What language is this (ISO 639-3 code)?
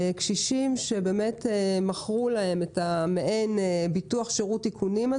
heb